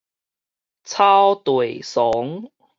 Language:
Min Nan Chinese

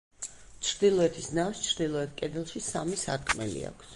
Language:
Georgian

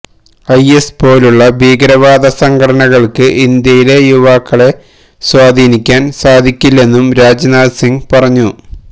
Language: Malayalam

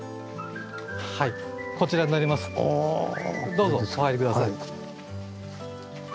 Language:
Japanese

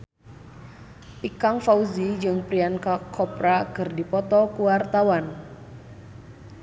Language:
Sundanese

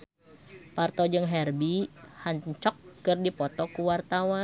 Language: Sundanese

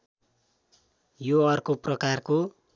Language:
Nepali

